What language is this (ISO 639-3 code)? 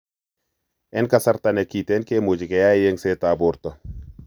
kln